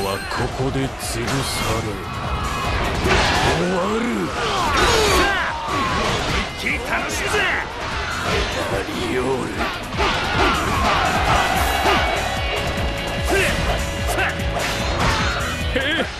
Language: Japanese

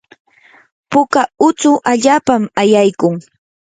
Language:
Yanahuanca Pasco Quechua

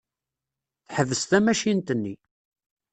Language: Kabyle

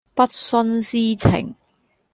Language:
Cantonese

